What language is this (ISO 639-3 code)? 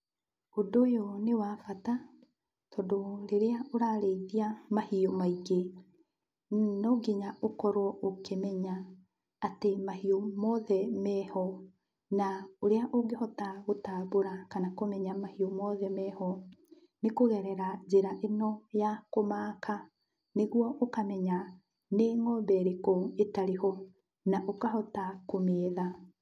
kik